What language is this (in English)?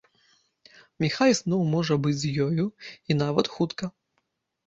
Belarusian